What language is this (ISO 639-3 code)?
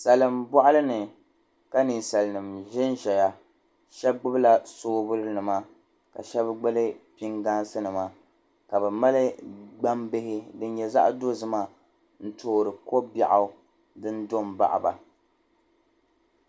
dag